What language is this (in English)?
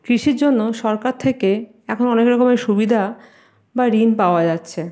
Bangla